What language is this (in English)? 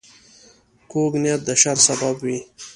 Pashto